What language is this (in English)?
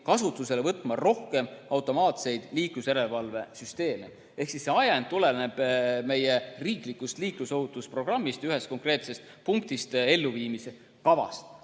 Estonian